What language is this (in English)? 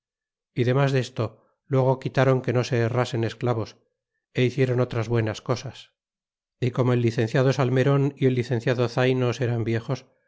Spanish